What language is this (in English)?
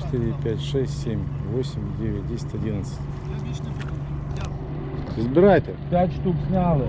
Russian